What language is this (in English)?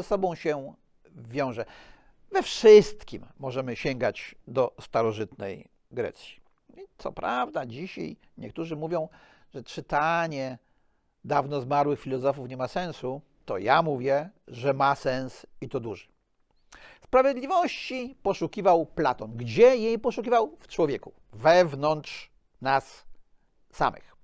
Polish